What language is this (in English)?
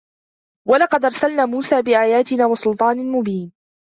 Arabic